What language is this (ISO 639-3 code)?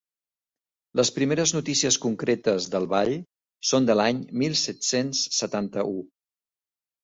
cat